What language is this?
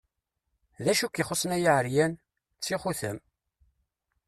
Kabyle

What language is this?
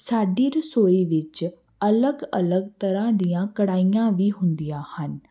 Punjabi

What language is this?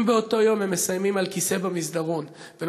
Hebrew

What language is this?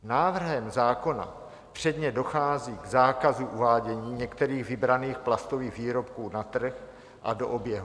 Czech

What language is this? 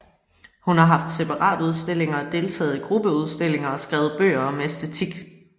Danish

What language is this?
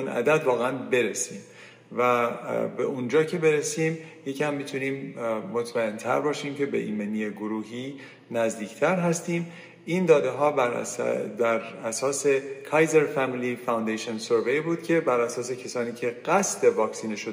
Persian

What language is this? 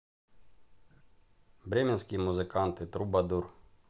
Russian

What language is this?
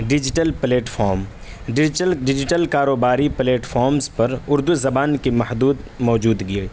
Urdu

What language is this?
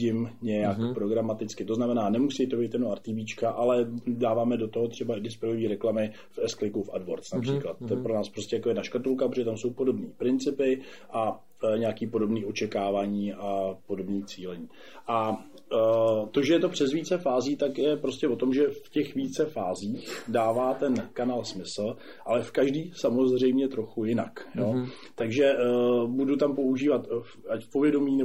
Czech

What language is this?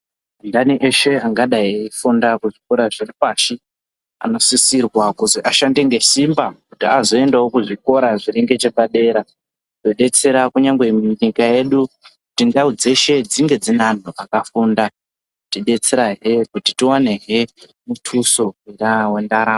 Ndau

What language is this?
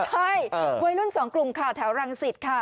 Thai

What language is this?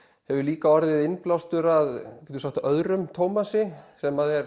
Icelandic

